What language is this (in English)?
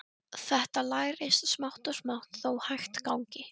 Icelandic